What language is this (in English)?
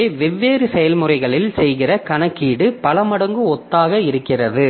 Tamil